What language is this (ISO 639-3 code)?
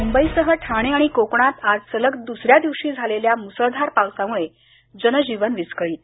mar